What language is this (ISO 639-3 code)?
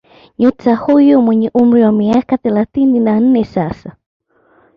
swa